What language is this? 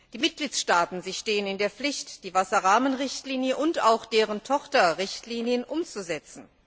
German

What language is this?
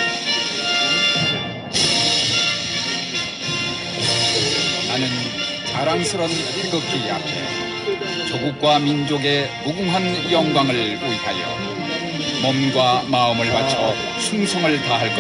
Korean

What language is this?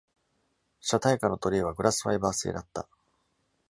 Japanese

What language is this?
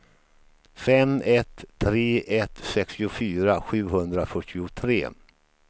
Swedish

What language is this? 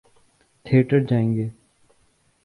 Urdu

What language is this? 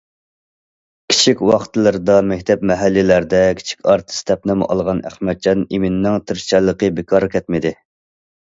Uyghur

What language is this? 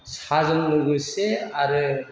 Bodo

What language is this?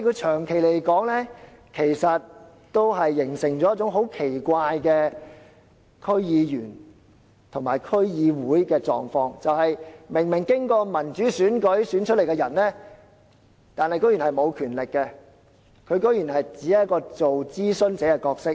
Cantonese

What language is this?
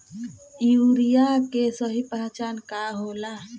Bhojpuri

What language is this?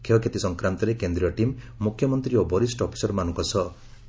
Odia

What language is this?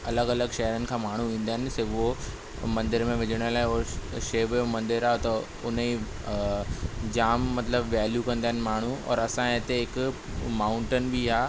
Sindhi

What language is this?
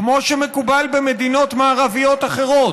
Hebrew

